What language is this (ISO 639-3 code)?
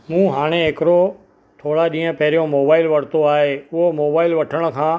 snd